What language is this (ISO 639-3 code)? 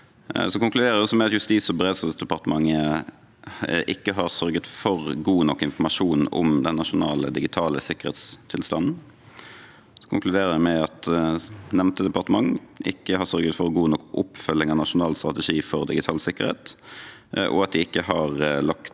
nor